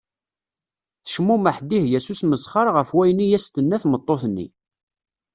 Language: Kabyle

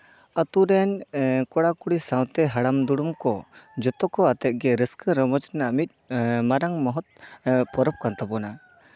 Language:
Santali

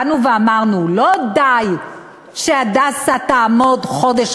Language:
Hebrew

